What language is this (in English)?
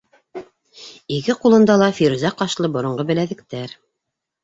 Bashkir